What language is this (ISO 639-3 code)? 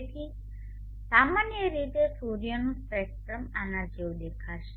guj